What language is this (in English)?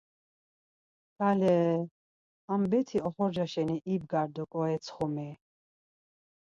Laz